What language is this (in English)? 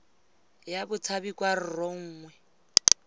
Tswana